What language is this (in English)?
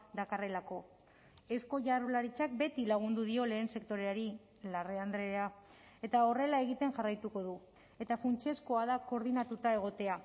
Basque